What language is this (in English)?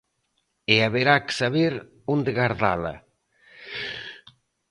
Galician